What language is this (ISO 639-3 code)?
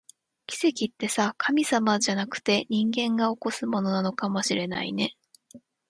jpn